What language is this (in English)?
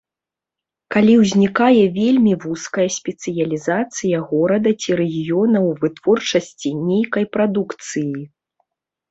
Belarusian